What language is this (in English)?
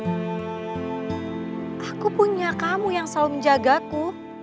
Indonesian